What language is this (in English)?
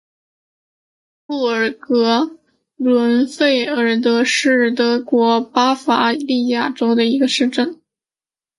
Chinese